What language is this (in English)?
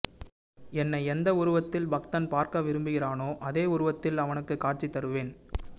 Tamil